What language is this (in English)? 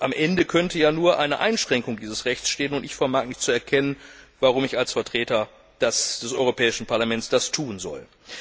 German